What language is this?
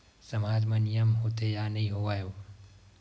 Chhattisgarhi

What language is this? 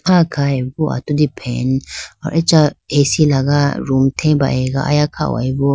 Idu-Mishmi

